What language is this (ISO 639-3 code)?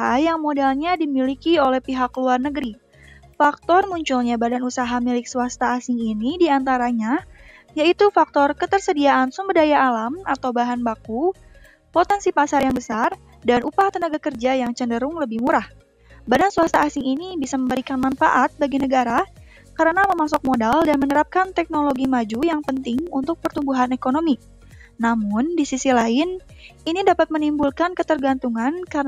ind